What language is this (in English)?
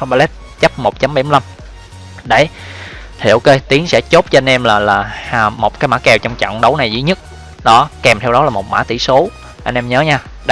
Vietnamese